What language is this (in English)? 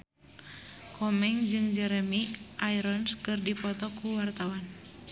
Sundanese